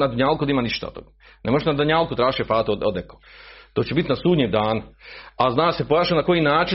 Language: Croatian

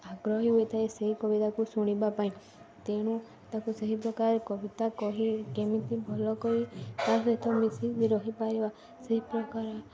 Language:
Odia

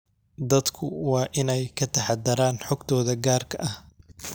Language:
Somali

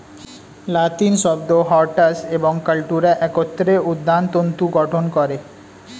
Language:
Bangla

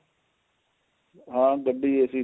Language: Punjabi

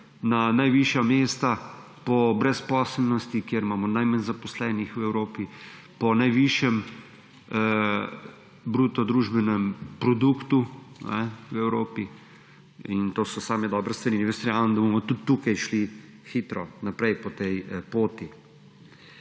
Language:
Slovenian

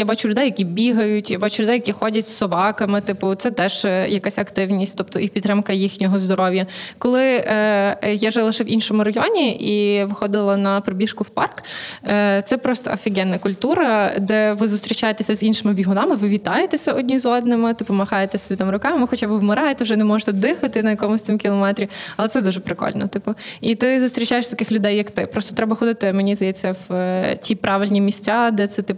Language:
Ukrainian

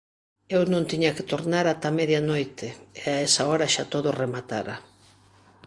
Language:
Galician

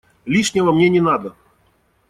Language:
Russian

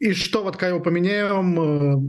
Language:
Lithuanian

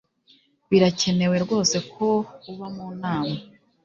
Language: Kinyarwanda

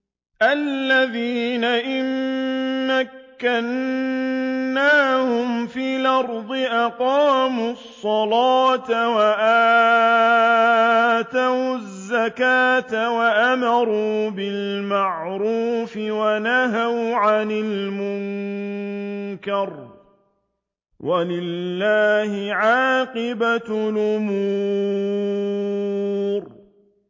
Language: Arabic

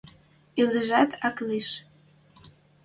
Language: Western Mari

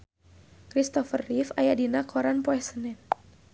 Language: Sundanese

